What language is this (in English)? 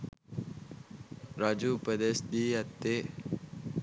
Sinhala